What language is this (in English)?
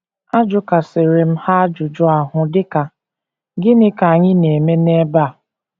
Igbo